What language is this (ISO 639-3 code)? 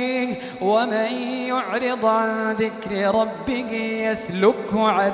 ara